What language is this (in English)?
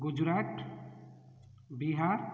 Odia